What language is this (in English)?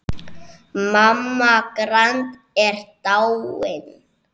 Icelandic